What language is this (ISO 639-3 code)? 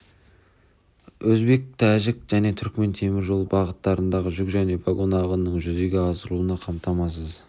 kaz